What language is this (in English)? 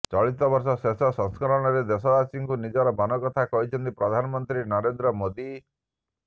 Odia